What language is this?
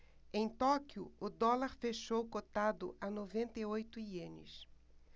Portuguese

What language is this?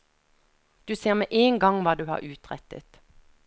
Norwegian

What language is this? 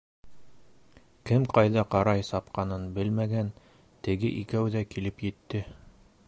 Bashkir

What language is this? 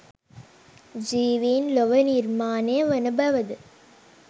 Sinhala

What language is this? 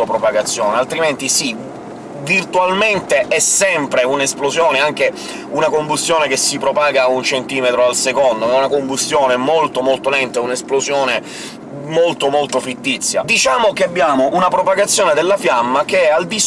Italian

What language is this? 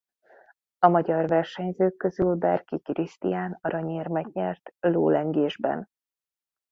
Hungarian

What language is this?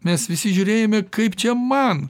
Lithuanian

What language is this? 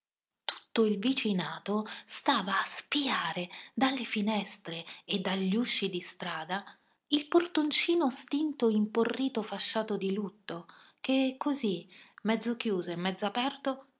Italian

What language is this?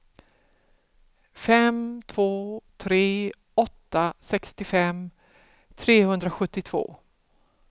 Swedish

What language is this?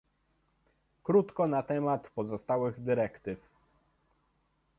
Polish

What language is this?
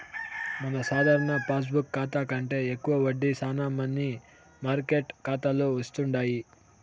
Telugu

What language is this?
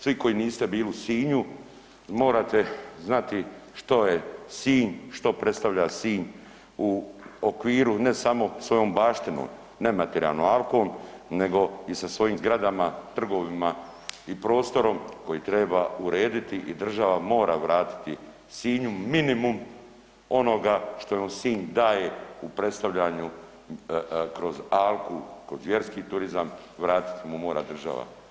Croatian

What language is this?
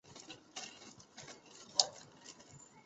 Chinese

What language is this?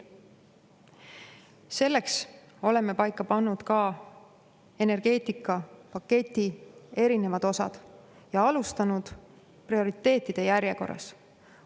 Estonian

